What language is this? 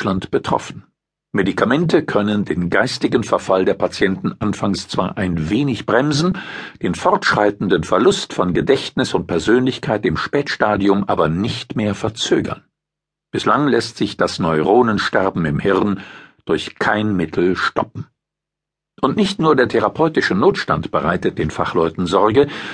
German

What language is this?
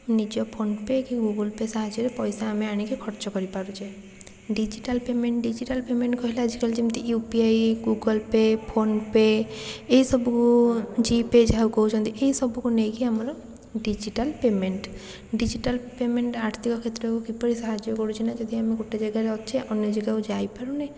Odia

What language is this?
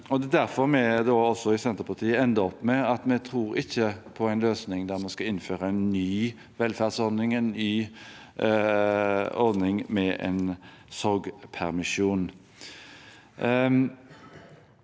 Norwegian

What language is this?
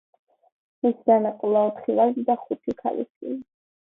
Georgian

